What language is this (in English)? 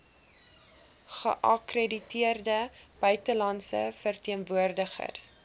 Afrikaans